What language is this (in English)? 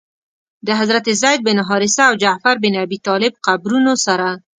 Pashto